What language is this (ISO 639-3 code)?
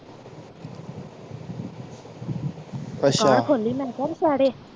pan